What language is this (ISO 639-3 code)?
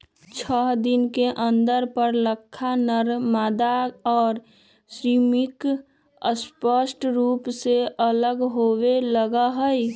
mag